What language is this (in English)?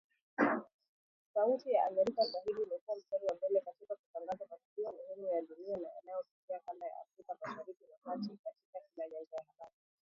Swahili